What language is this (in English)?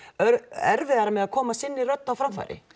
Icelandic